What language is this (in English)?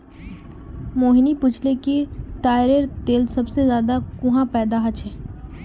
Magahi